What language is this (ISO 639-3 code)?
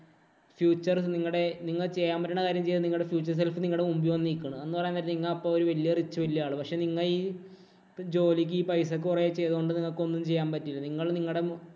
mal